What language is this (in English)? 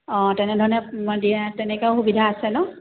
Assamese